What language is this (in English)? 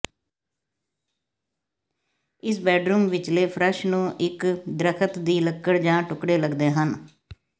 Punjabi